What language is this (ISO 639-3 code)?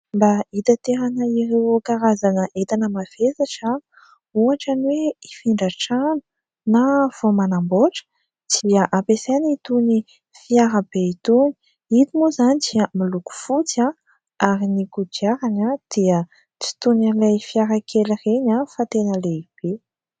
mlg